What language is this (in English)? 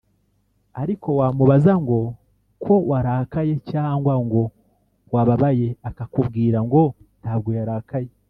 Kinyarwanda